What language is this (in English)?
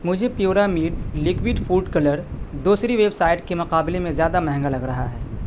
Urdu